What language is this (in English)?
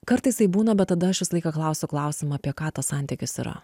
Lithuanian